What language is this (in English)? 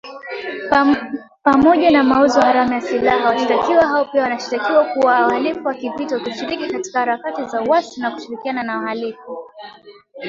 Swahili